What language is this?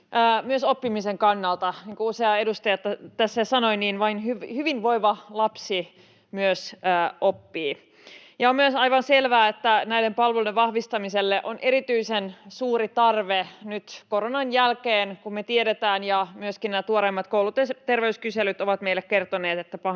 Finnish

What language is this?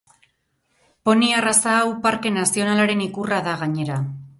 Basque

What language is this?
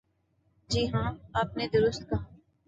Urdu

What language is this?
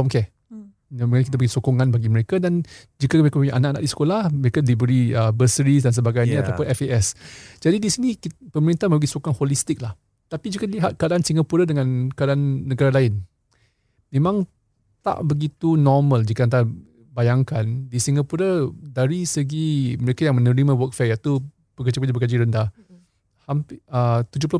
Malay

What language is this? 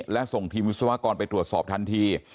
Thai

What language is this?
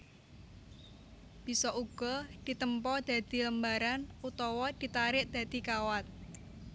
Javanese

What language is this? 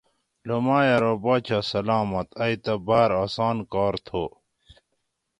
Gawri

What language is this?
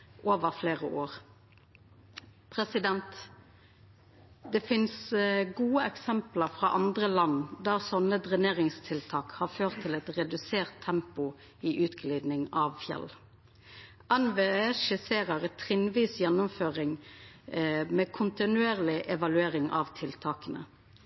Norwegian Nynorsk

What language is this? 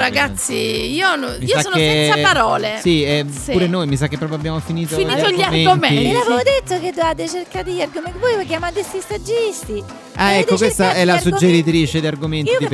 Italian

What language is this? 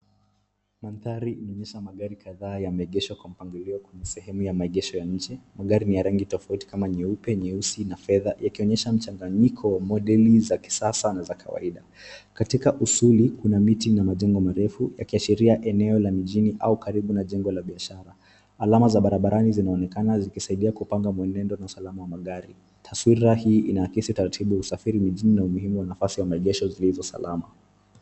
Swahili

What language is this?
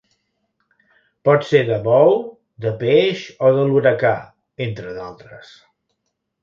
Catalan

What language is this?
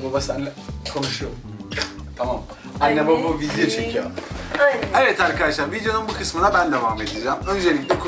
Turkish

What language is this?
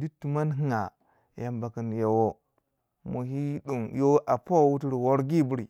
Waja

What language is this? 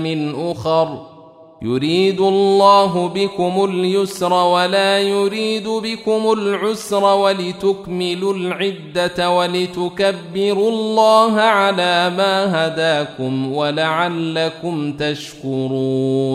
Arabic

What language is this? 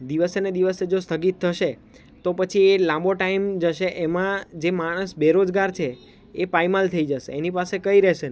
Gujarati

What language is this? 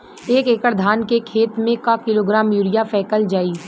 Bhojpuri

